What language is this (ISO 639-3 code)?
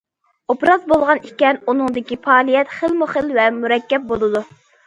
uig